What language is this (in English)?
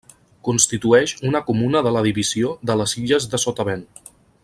Catalan